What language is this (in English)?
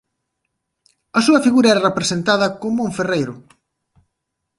Galician